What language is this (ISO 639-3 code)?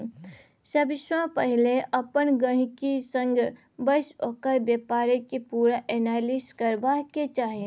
mai